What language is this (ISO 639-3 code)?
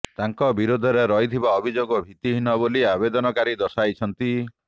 ori